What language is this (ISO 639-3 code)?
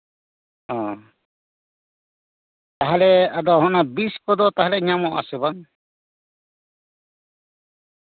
sat